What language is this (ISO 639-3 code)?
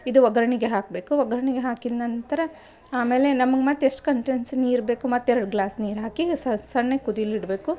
kan